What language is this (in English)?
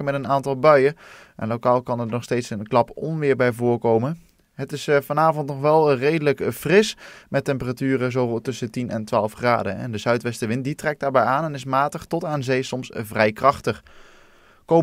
Dutch